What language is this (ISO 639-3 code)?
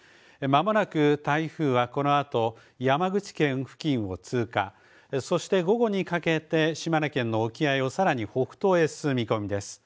jpn